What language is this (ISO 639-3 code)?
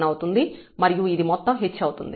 tel